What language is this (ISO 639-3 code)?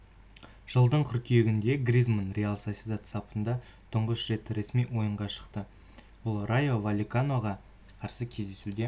kaz